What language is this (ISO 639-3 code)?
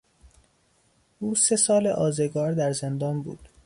fas